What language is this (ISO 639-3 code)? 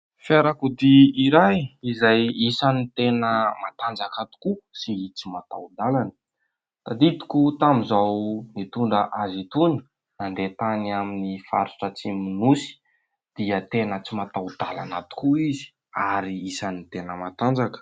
mlg